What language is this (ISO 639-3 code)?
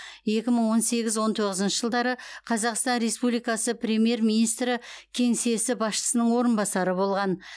kaz